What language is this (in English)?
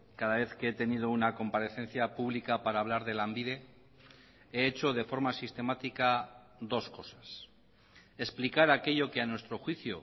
Spanish